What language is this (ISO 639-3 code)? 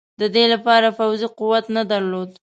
pus